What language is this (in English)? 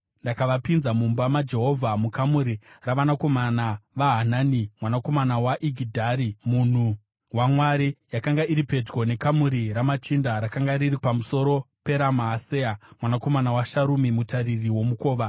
Shona